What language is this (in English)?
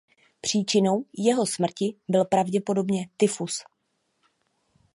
Czech